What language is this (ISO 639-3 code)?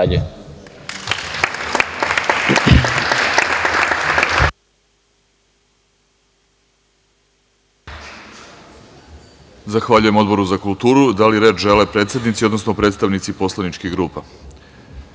srp